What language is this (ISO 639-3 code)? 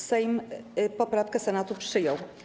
pol